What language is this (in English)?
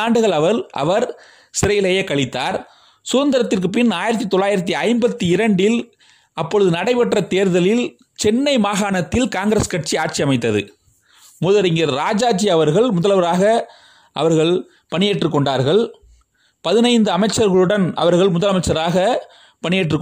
Tamil